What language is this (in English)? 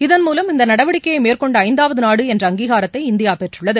Tamil